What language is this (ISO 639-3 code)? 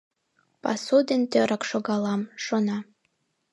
chm